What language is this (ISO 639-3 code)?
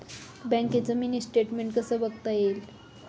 mar